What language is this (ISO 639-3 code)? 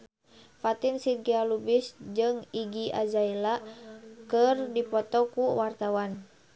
sun